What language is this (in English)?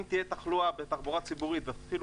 Hebrew